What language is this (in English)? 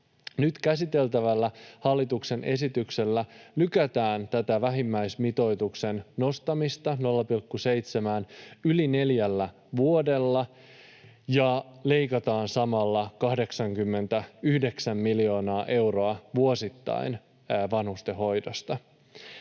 Finnish